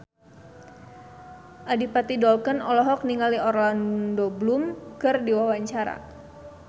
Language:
Sundanese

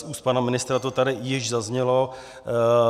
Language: Czech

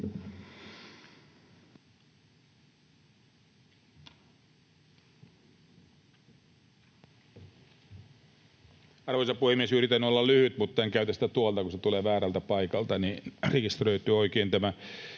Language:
Finnish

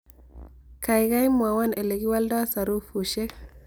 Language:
Kalenjin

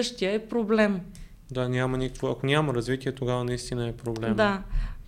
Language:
Bulgarian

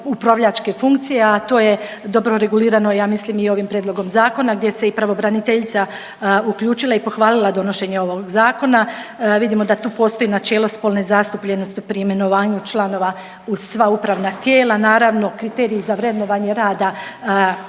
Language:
Croatian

